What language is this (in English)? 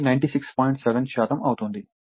Telugu